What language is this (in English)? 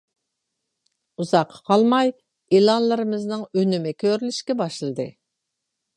Uyghur